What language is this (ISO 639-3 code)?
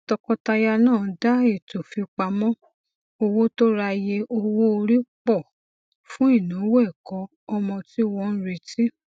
yor